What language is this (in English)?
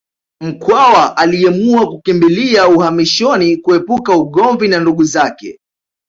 Swahili